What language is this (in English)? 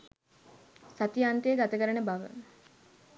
Sinhala